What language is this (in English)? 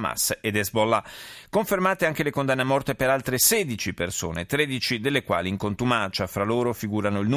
Italian